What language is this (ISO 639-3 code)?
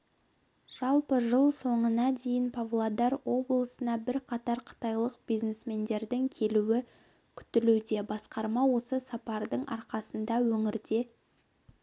kaz